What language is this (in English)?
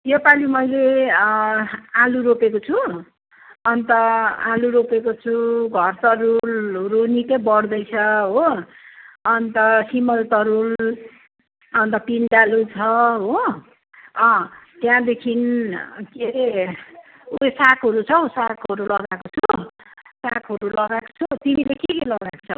Nepali